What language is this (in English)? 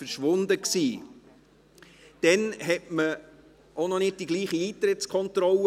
Swiss German